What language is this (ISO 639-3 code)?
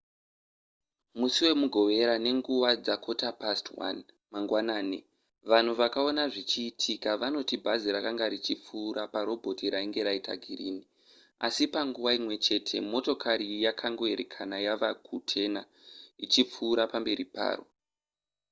sna